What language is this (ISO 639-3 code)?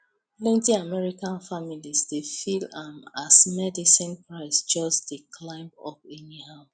pcm